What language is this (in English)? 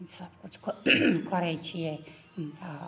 Maithili